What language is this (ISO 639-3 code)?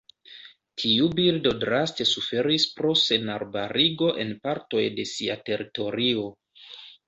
epo